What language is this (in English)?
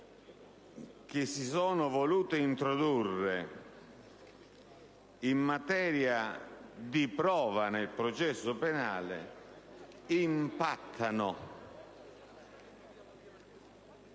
Italian